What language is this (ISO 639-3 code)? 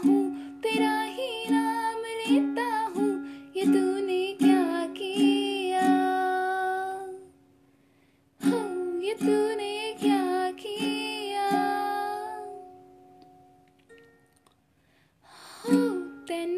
hin